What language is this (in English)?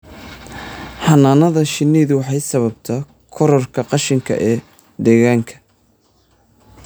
Somali